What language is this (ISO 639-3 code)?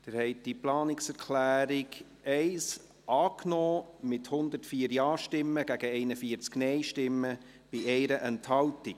gsw